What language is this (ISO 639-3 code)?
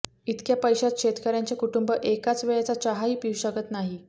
mar